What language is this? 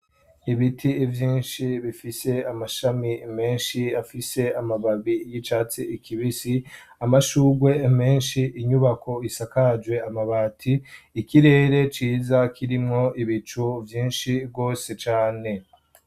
Rundi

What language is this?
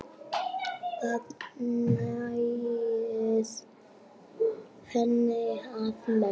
Icelandic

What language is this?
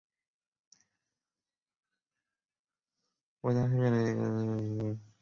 Chinese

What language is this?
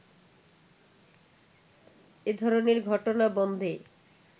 Bangla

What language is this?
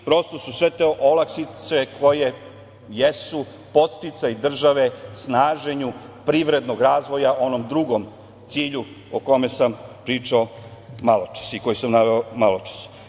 Serbian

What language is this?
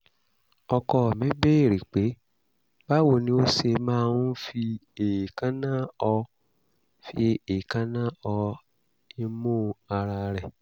Yoruba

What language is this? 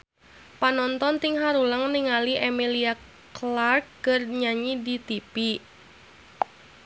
Sundanese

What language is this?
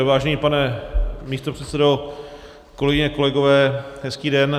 Czech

